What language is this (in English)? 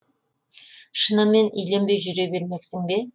Kazakh